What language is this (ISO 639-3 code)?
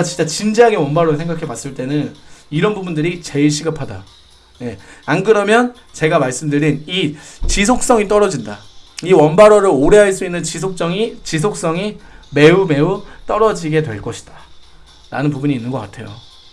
kor